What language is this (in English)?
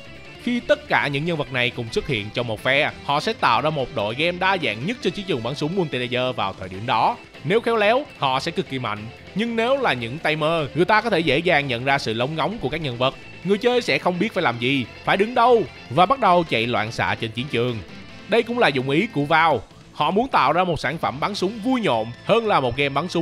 Vietnamese